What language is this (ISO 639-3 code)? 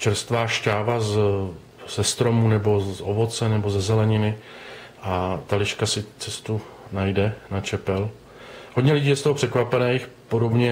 ces